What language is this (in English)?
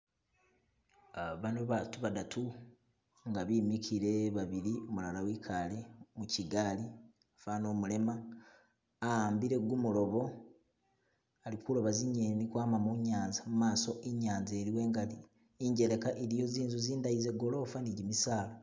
Masaaba